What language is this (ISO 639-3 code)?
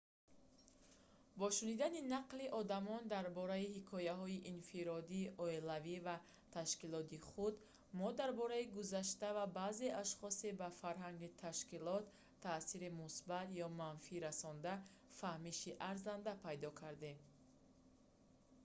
tgk